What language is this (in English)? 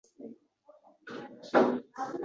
Uzbek